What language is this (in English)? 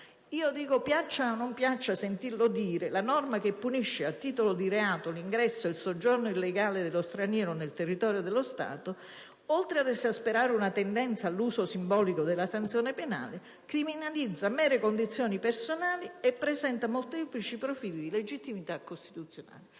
Italian